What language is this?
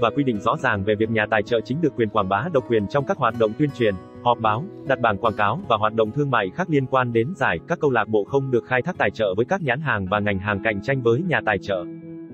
Vietnamese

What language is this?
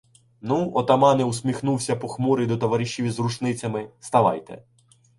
Ukrainian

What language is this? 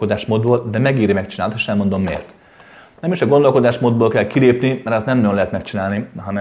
Hungarian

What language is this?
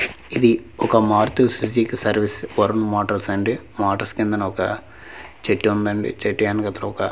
Telugu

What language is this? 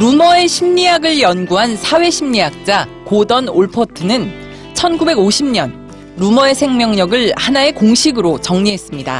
Korean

